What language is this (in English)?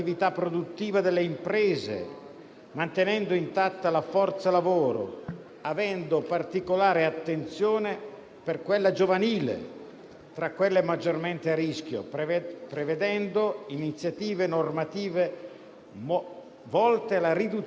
Italian